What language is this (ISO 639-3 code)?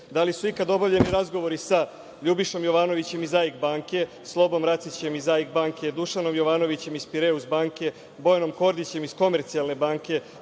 srp